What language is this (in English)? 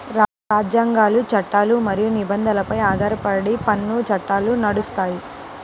Telugu